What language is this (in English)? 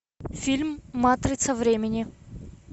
Russian